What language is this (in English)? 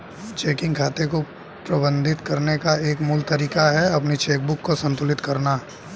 Hindi